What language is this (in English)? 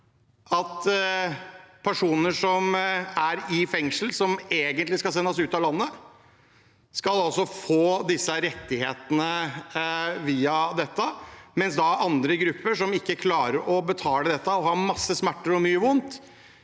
Norwegian